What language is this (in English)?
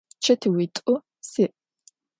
Adyghe